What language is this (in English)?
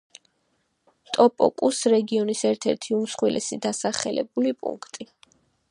Georgian